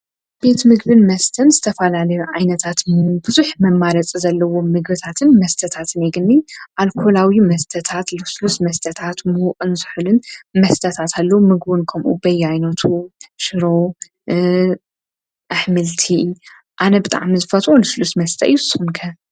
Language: Tigrinya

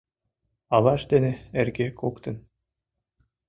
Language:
Mari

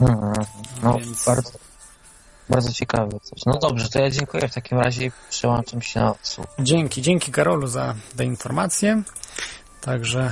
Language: Polish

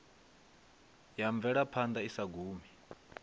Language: Venda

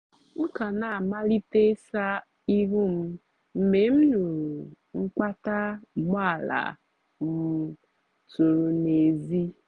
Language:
Igbo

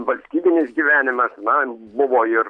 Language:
Lithuanian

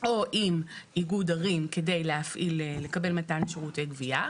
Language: Hebrew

